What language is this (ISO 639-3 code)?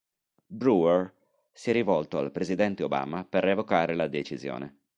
ita